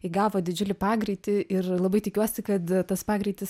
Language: Lithuanian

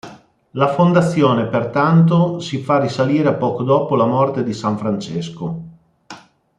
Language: Italian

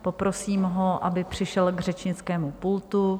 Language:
Czech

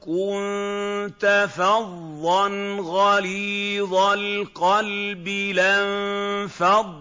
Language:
Arabic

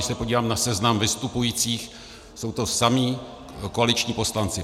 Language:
Czech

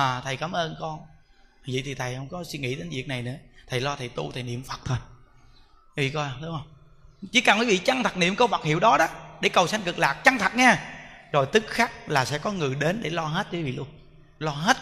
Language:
Vietnamese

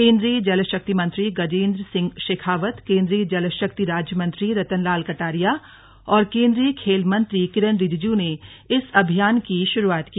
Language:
Hindi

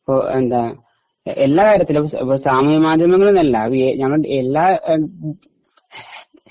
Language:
Malayalam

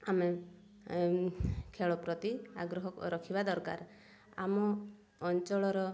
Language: Odia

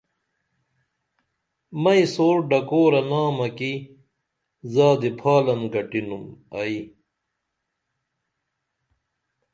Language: Dameli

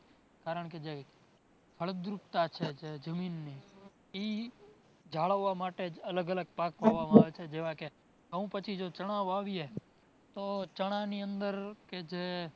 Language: Gujarati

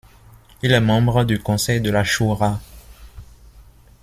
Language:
French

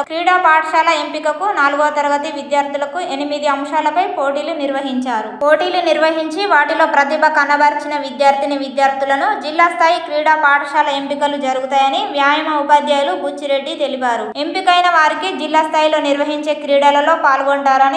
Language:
Telugu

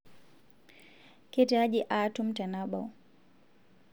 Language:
Masai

